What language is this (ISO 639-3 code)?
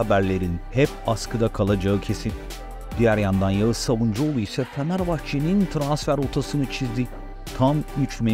tur